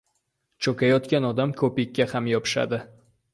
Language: Uzbek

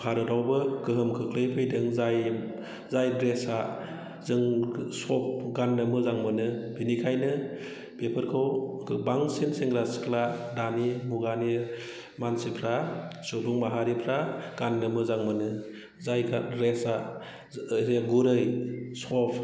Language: Bodo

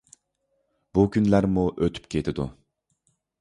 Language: Uyghur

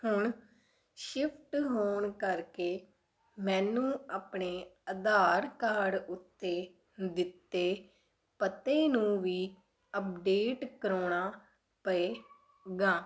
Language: Punjabi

